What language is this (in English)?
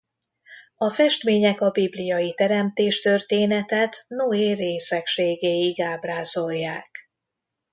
Hungarian